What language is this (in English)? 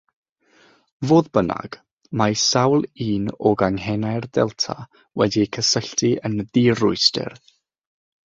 Welsh